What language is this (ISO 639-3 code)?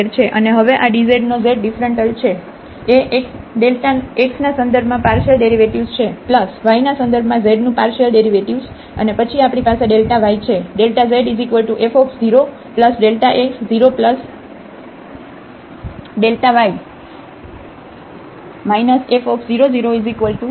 guj